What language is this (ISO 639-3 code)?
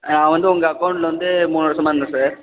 tam